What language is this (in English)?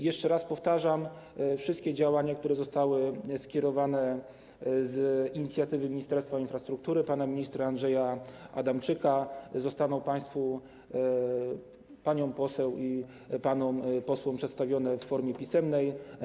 Polish